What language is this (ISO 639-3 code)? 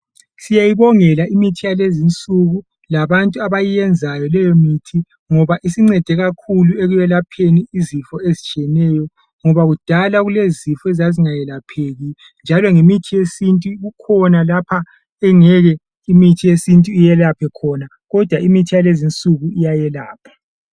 nde